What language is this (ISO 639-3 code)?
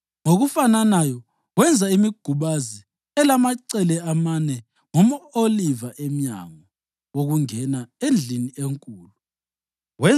nde